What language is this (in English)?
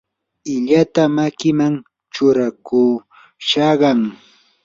Yanahuanca Pasco Quechua